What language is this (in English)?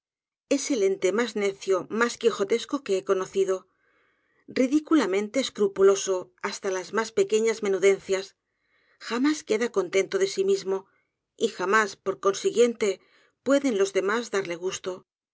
Spanish